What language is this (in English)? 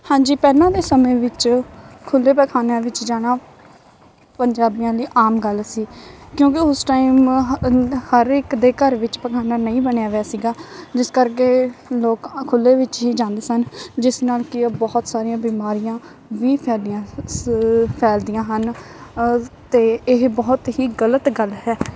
Punjabi